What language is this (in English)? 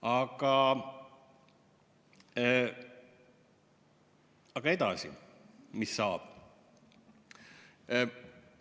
Estonian